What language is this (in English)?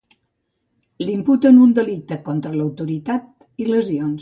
Catalan